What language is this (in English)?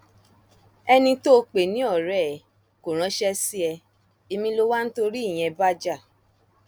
Yoruba